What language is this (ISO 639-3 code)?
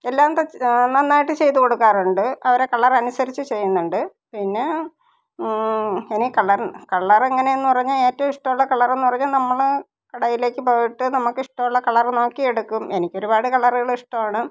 mal